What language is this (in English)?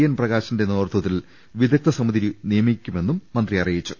Malayalam